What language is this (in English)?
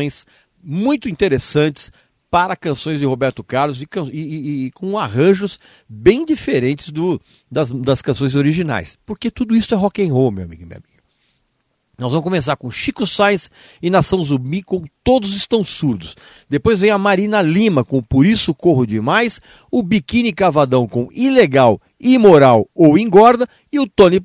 Portuguese